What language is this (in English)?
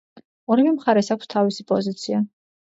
Georgian